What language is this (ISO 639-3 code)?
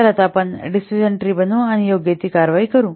mar